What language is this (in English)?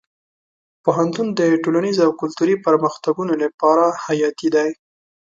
Pashto